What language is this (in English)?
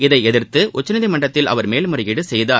Tamil